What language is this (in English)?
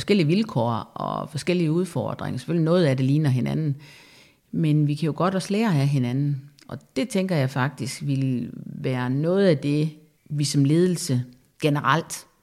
Danish